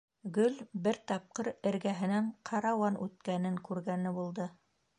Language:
Bashkir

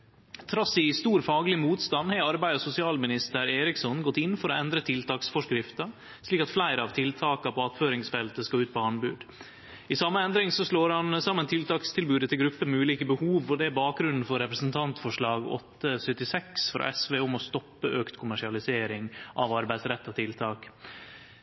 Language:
Norwegian Nynorsk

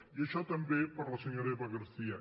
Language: Catalan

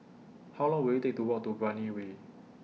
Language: English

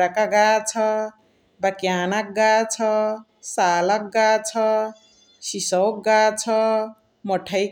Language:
Chitwania Tharu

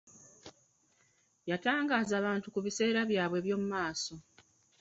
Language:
Ganda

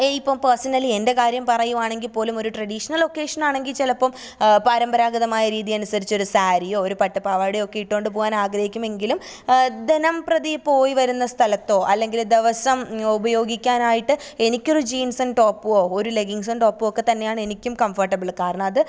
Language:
Malayalam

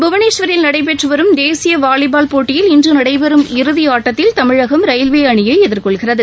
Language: Tamil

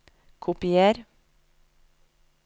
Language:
Norwegian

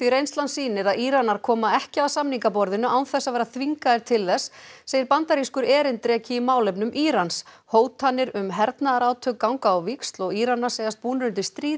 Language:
Icelandic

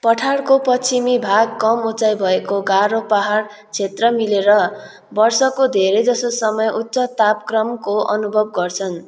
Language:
Nepali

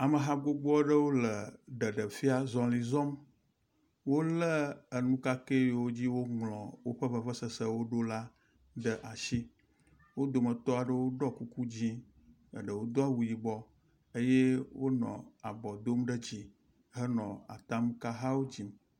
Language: Ewe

